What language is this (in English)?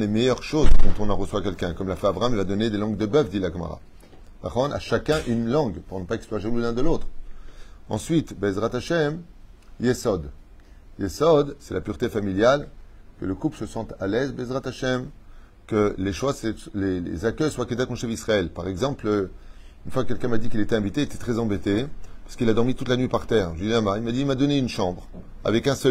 French